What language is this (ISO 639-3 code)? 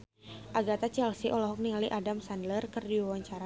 sun